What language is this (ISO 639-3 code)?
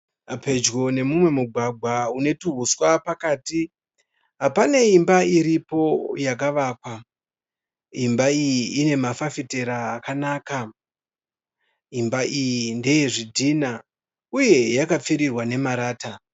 sna